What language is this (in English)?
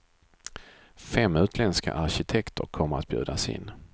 Swedish